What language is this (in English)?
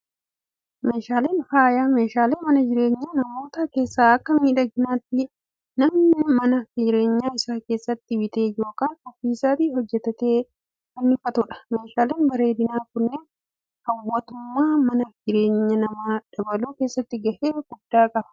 Oromo